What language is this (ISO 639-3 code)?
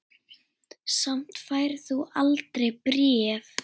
isl